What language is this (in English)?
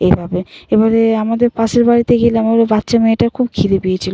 Bangla